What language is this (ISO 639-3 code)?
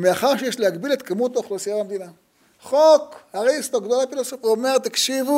heb